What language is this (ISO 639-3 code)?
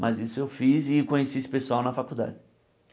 por